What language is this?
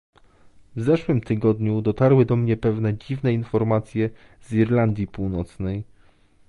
Polish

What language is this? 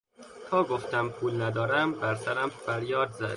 Persian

